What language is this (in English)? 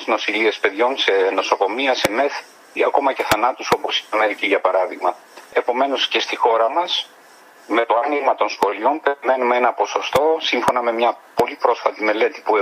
Greek